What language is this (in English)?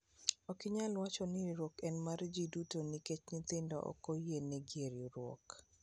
Luo (Kenya and Tanzania)